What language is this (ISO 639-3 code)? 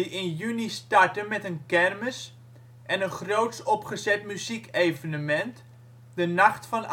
nld